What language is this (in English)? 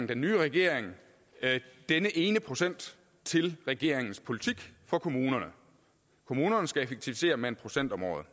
Danish